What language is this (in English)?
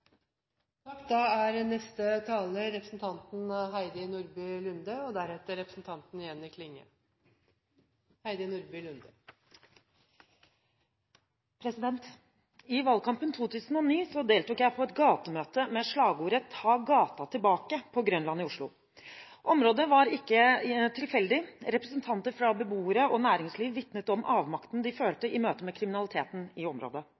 Norwegian Bokmål